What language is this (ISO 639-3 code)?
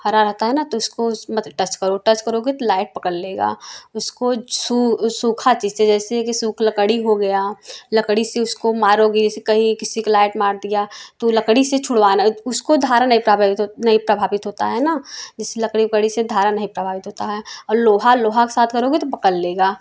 hin